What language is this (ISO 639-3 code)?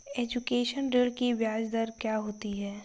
hin